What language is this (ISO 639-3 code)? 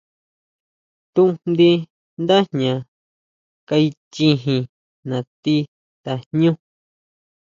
mau